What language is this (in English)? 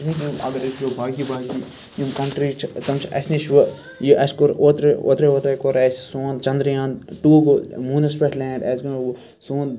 Kashmiri